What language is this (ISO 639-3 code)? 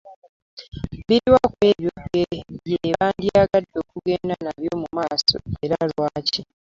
lug